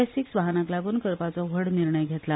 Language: Konkani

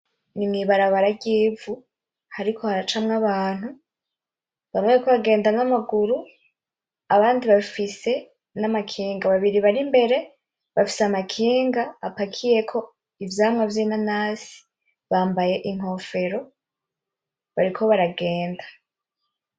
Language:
Rundi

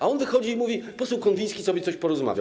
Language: Polish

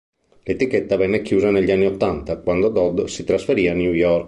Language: Italian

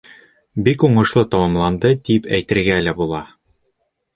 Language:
Bashkir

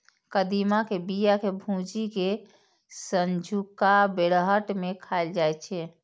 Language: Maithili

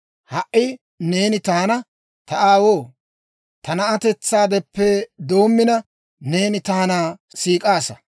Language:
Dawro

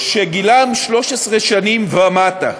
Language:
Hebrew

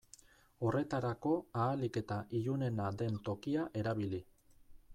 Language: Basque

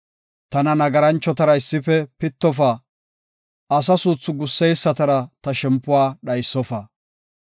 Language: Gofa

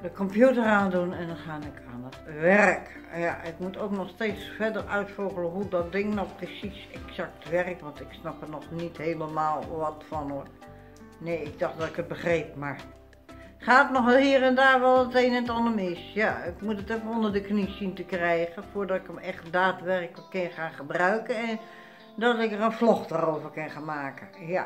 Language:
Dutch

